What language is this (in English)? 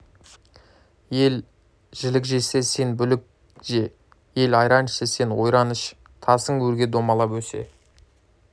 Kazakh